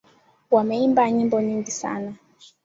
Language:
Swahili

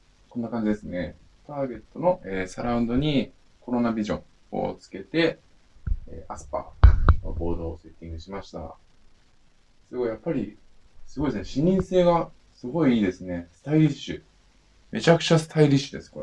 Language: Japanese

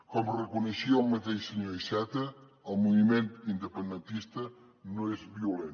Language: Catalan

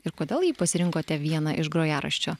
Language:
Lithuanian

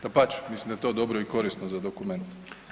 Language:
Croatian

